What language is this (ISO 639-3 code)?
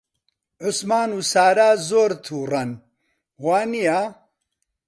ckb